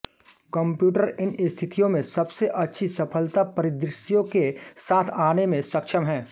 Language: Hindi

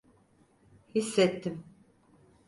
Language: Turkish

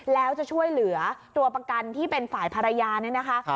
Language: Thai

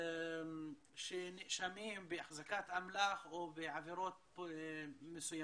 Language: Hebrew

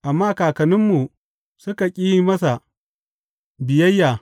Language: Hausa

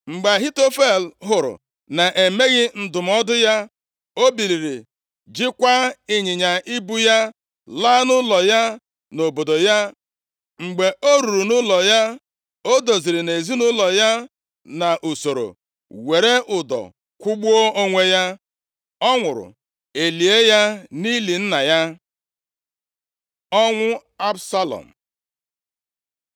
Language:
Igbo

